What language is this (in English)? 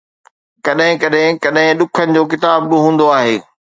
Sindhi